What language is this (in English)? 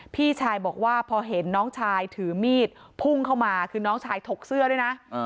Thai